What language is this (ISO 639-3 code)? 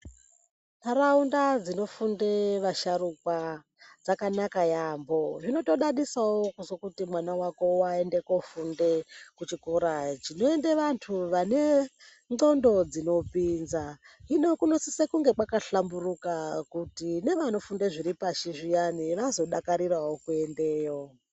ndc